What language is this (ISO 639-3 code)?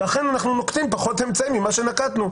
heb